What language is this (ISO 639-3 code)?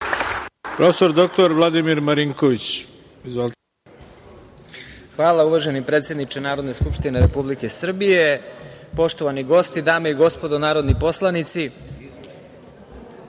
srp